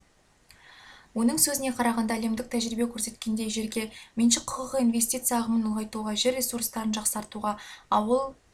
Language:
Kazakh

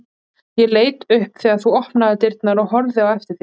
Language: Icelandic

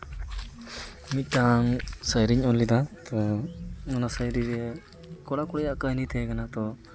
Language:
Santali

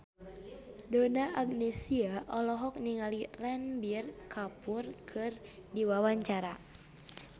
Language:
Sundanese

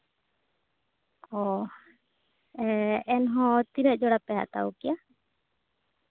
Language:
Santali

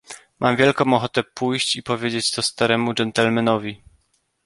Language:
Polish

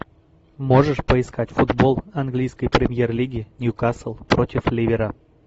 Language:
Russian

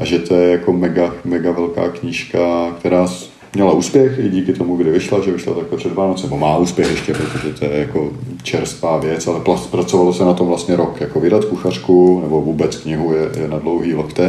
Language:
Czech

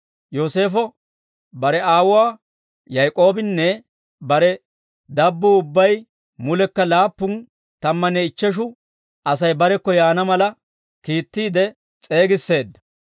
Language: Dawro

